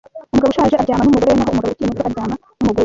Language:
Kinyarwanda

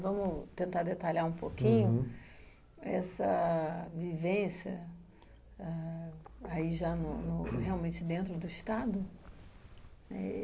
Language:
Portuguese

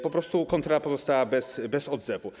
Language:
Polish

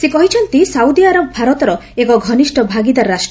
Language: Odia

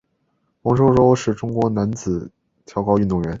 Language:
Chinese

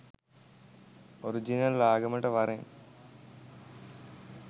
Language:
Sinhala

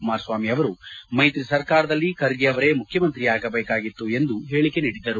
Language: Kannada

